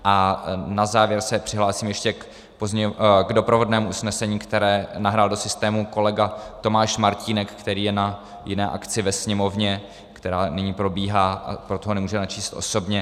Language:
Czech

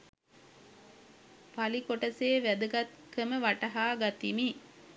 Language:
Sinhala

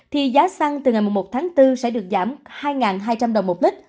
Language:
Vietnamese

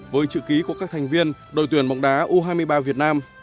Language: Vietnamese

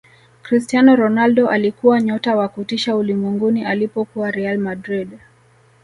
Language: Swahili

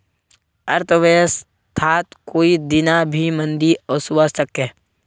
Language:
Magahi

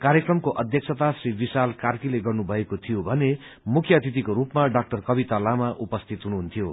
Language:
Nepali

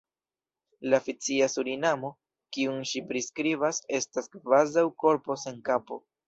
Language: Esperanto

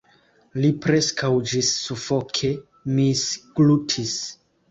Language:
Esperanto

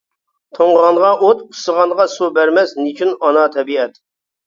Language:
Uyghur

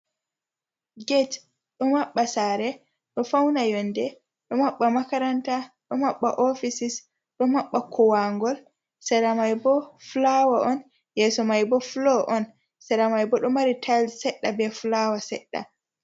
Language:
Fula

